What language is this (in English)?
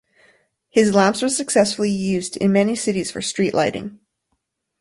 English